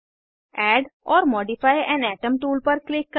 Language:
Hindi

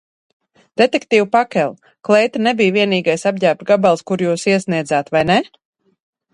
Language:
Latvian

